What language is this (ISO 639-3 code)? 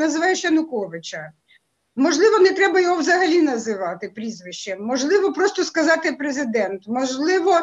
ukr